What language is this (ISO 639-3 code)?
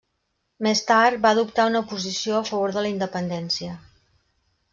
cat